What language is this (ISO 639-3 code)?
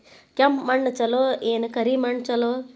kan